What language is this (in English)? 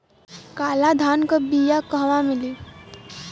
Bhojpuri